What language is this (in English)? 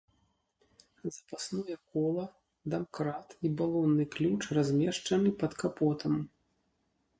Belarusian